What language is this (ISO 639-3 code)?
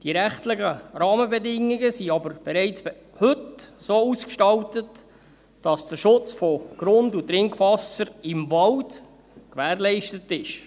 gsw